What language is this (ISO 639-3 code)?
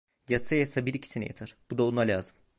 tur